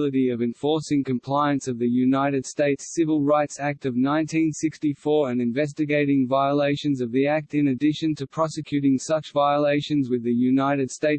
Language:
English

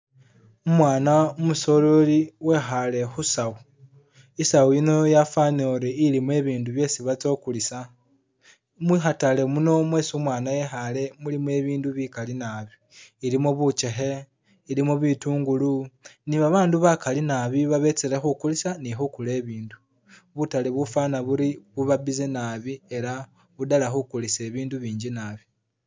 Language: Masaaba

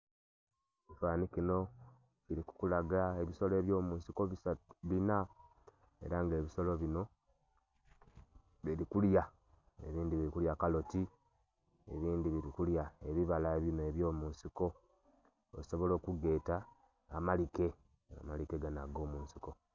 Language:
Soga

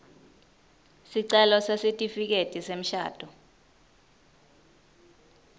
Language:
Swati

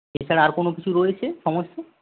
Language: Bangla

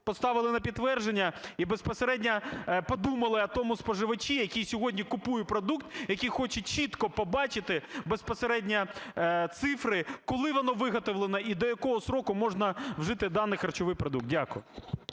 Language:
Ukrainian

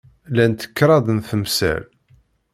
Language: Kabyle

